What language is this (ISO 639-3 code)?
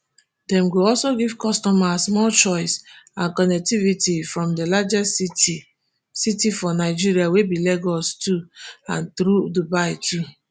pcm